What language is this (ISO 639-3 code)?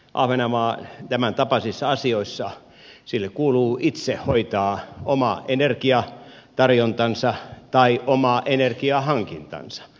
fin